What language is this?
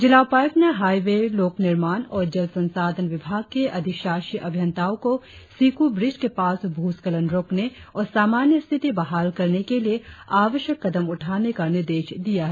Hindi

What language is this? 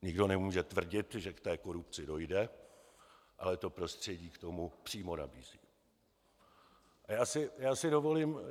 Czech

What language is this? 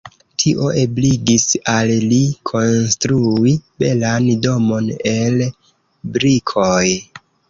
Esperanto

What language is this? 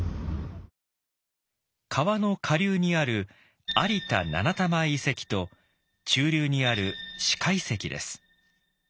Japanese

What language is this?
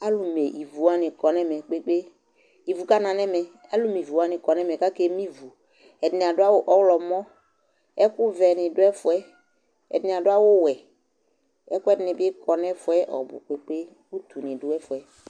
Ikposo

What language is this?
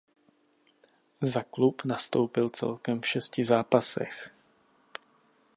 Czech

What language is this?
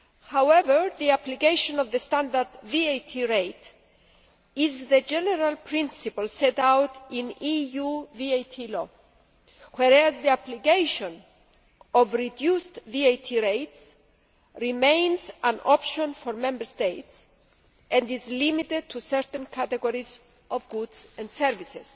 English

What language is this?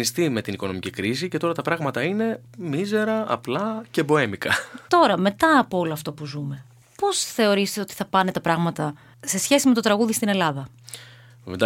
Greek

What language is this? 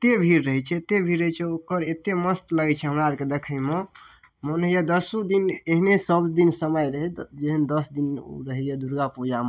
Maithili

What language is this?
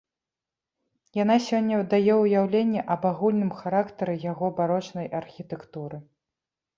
Belarusian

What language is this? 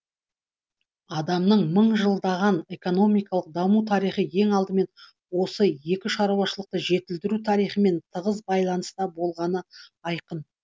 Kazakh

